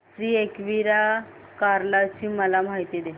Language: Marathi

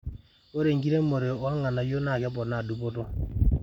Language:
Masai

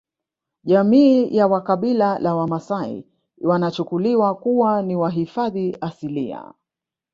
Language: Swahili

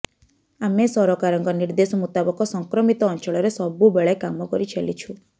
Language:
Odia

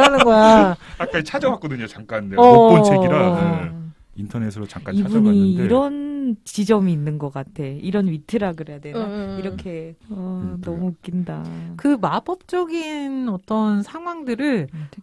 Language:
Korean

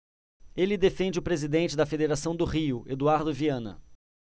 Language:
Portuguese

